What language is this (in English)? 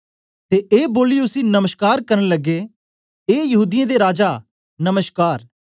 Dogri